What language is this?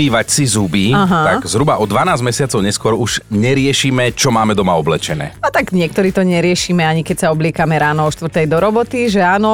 Slovak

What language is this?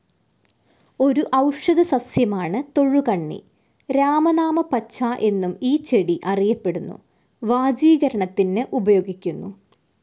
Malayalam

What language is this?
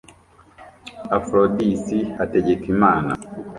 Kinyarwanda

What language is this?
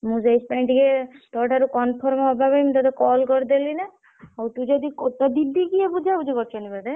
Odia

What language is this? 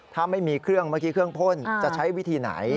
Thai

